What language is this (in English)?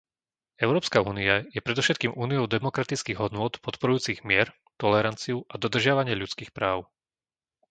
Slovak